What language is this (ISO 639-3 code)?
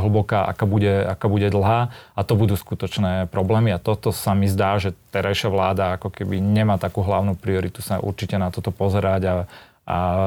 slk